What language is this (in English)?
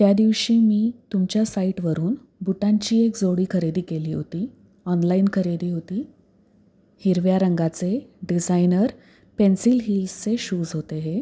Marathi